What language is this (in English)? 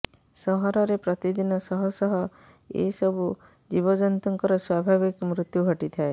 Odia